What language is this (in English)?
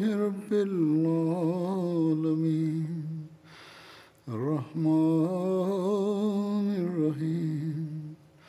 Malayalam